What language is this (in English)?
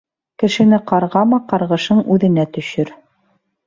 Bashkir